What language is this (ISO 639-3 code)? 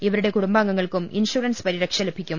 mal